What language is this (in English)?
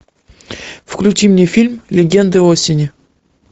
Russian